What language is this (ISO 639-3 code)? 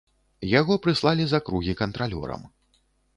bel